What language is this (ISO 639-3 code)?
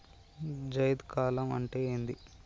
tel